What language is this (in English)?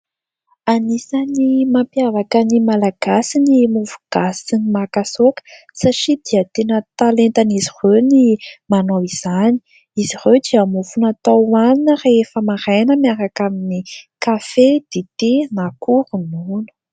Malagasy